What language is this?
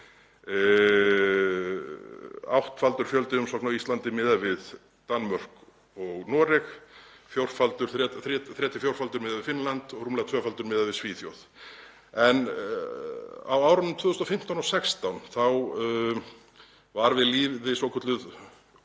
Icelandic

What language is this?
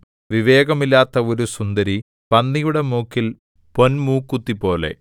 Malayalam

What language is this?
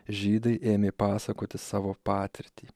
Lithuanian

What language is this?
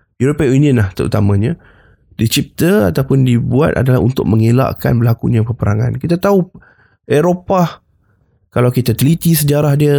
Malay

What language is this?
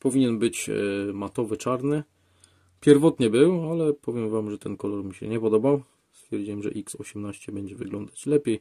Polish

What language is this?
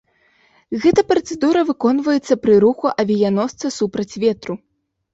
Belarusian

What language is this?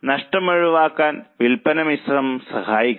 Malayalam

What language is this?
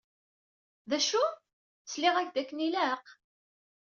Kabyle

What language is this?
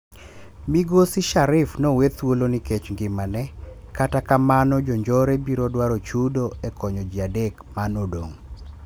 Luo (Kenya and Tanzania)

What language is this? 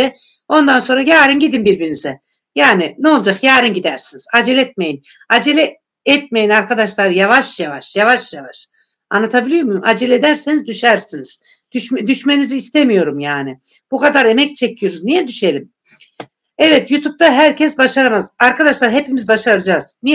Turkish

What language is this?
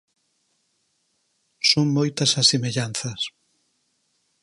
Galician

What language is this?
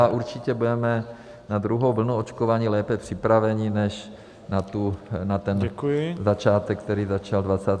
Czech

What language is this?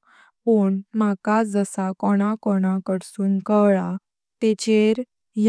Konkani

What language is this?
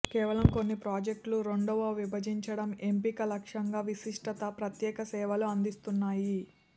Telugu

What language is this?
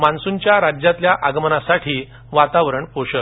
Marathi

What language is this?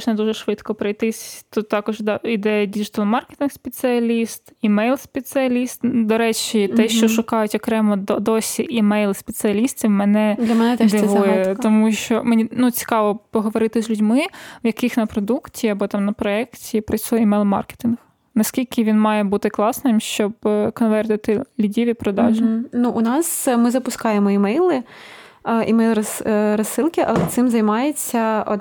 Ukrainian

